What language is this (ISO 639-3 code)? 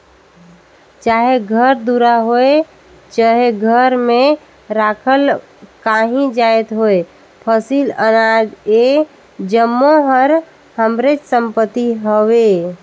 hne